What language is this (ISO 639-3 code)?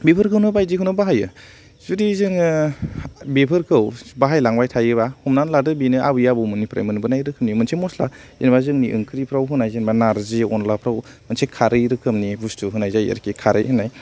brx